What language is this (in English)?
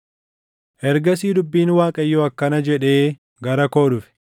Oromo